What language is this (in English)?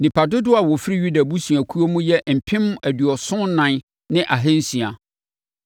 Akan